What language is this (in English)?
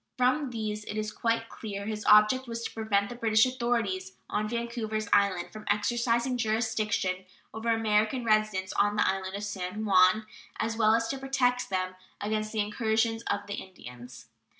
English